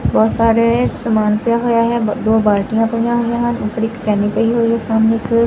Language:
Punjabi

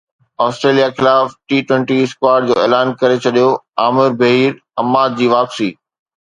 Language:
Sindhi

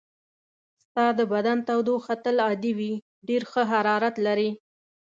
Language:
Pashto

